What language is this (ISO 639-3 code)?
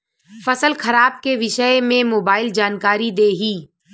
bho